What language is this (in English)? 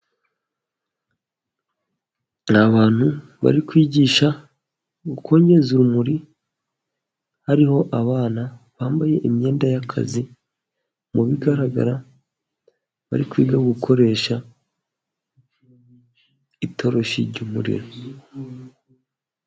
Kinyarwanda